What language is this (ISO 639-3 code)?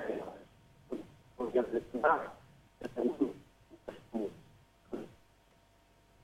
msa